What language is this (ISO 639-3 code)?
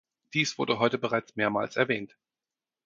deu